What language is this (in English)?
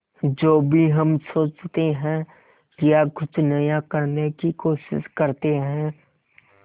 Hindi